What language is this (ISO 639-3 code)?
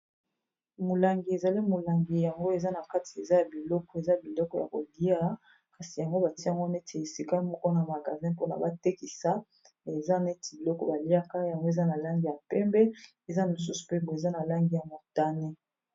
lin